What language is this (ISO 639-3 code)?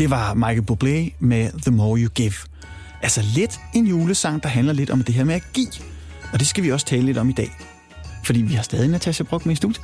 dan